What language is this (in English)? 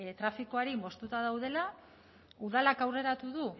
Basque